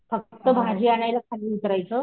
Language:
Marathi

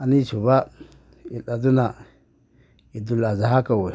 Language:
Manipuri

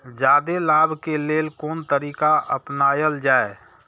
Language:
Maithili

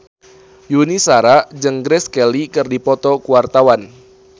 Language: Sundanese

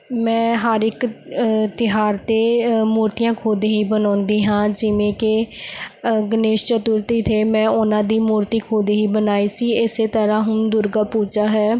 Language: Punjabi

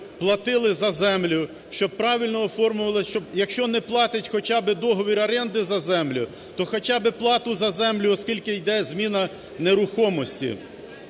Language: Ukrainian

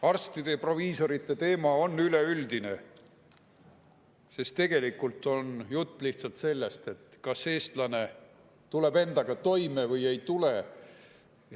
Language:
Estonian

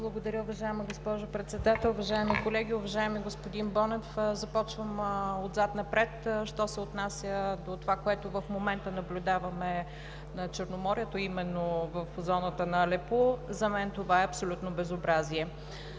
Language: Bulgarian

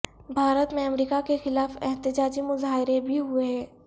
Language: Urdu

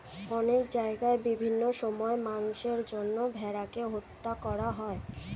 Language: Bangla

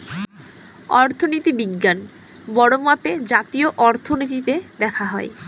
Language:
Bangla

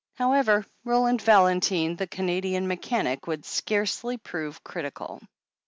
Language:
English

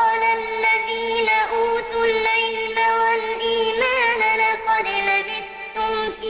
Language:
Arabic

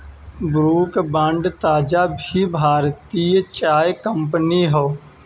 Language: Bhojpuri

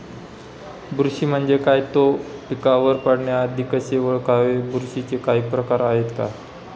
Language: Marathi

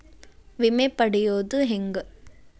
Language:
Kannada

